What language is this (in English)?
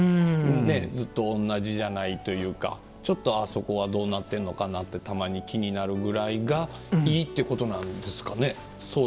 Japanese